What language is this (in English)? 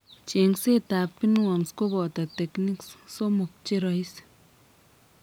Kalenjin